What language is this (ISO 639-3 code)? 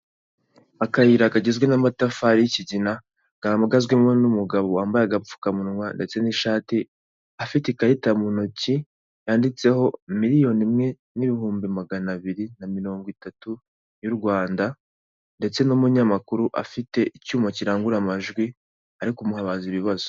kin